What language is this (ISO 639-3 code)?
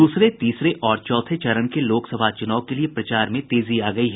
hin